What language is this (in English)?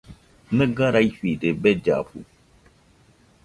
Nüpode Huitoto